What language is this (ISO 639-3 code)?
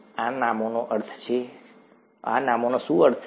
guj